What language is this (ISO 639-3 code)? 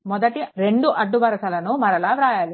tel